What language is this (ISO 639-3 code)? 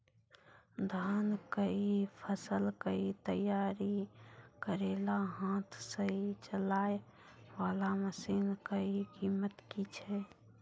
mai